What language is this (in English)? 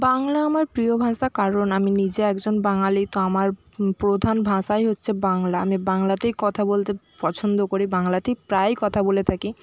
Bangla